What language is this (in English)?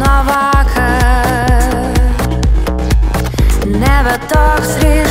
Lithuanian